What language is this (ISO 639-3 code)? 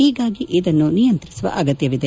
kan